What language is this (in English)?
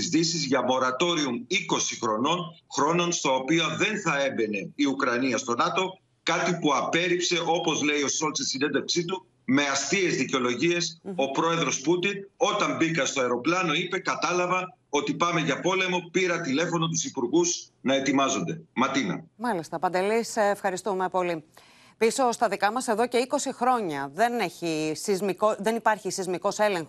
Greek